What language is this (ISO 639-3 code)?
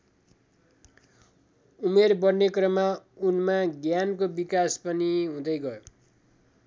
nep